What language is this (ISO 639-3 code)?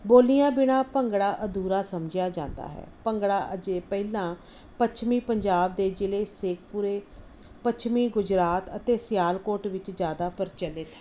pan